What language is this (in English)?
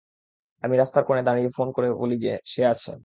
Bangla